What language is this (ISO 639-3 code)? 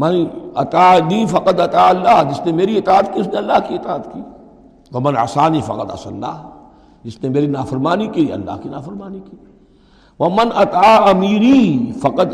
urd